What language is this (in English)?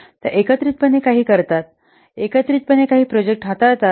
Marathi